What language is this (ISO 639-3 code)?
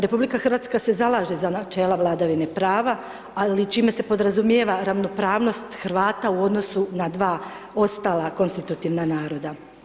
hrv